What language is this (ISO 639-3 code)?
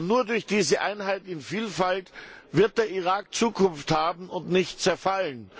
deu